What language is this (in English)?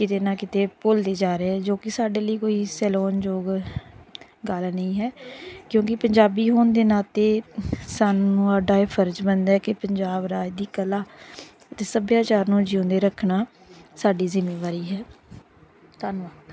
Punjabi